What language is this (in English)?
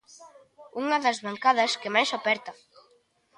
Galician